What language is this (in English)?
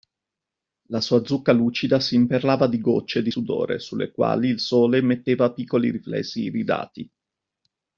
Italian